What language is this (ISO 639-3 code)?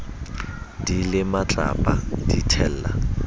sot